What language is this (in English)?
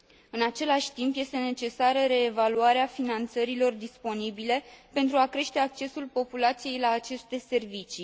Romanian